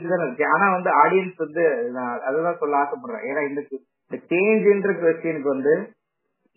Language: Tamil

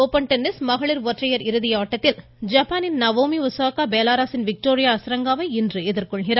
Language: Tamil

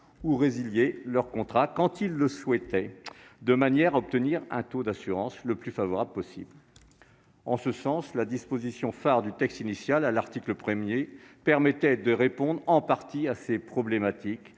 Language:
French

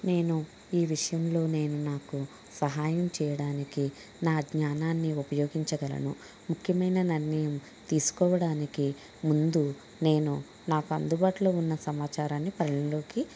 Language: Telugu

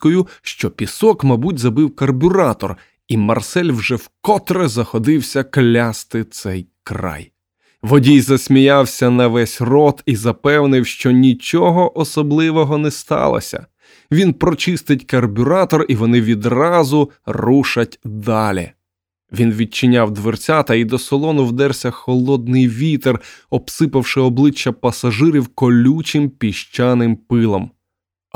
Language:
Ukrainian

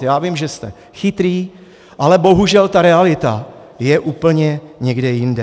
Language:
Czech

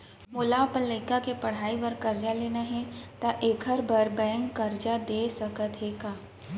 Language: Chhattisgarhi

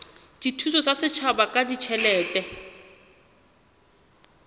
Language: Southern Sotho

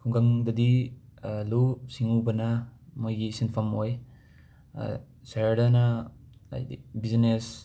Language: Manipuri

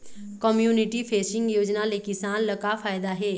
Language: Chhattisgarhi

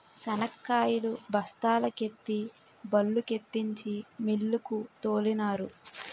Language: Telugu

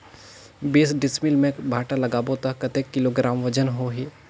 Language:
Chhattisgarhi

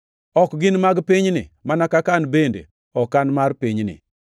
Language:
Luo (Kenya and Tanzania)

